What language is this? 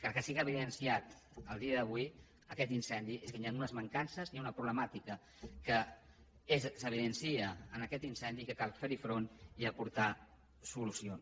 Catalan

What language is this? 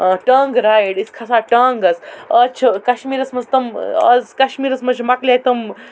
Kashmiri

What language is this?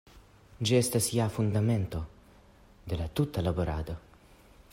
Esperanto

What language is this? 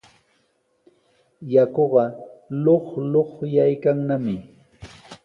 Sihuas Ancash Quechua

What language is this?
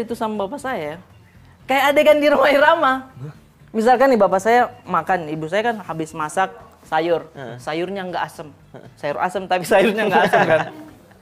Indonesian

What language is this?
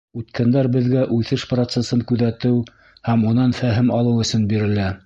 Bashkir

